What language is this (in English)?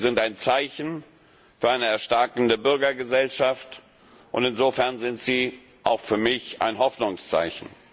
German